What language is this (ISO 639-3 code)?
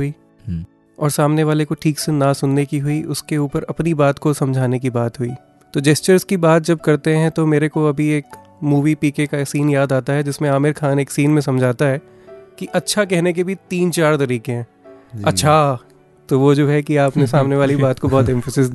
hin